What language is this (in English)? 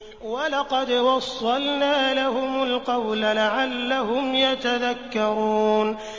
Arabic